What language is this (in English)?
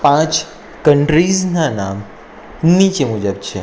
Gujarati